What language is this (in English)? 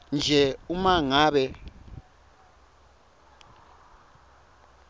Swati